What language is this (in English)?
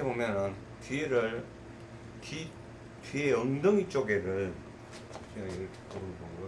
Korean